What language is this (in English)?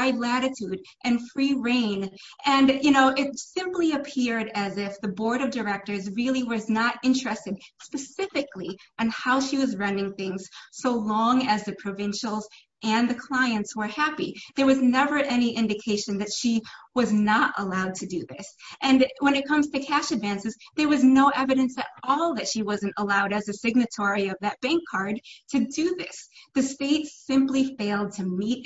English